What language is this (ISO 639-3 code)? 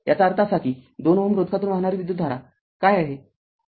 mar